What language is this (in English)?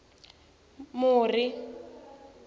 Tsonga